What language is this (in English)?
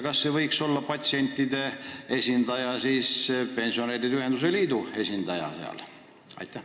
Estonian